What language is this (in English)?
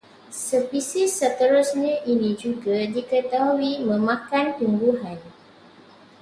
Malay